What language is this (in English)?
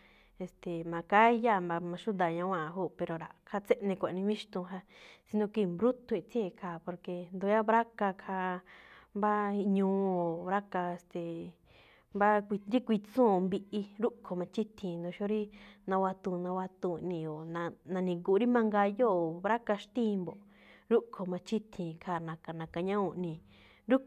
Malinaltepec Me'phaa